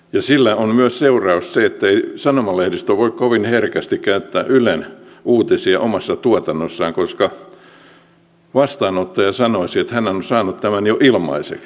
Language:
Finnish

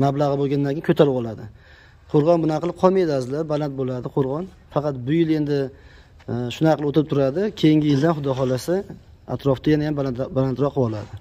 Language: Turkish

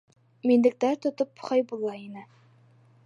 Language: Bashkir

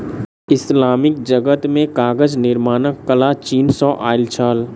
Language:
Maithili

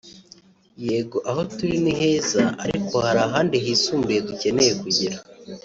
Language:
Kinyarwanda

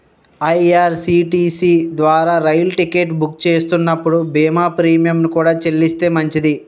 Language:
Telugu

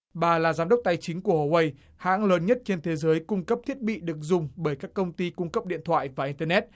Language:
Vietnamese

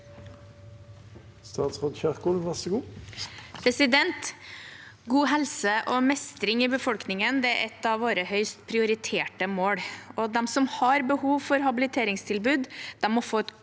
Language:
Norwegian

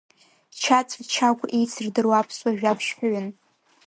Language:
Abkhazian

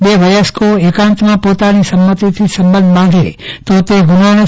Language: Gujarati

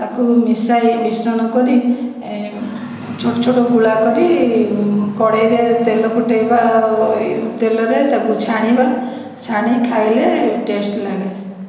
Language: Odia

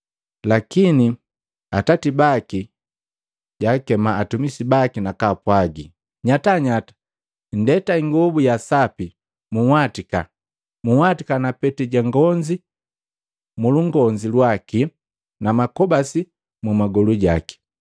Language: Matengo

